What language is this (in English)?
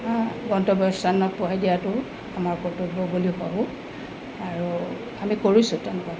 Assamese